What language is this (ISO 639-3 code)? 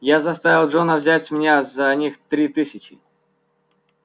rus